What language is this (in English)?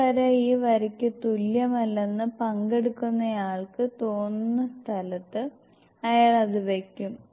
Malayalam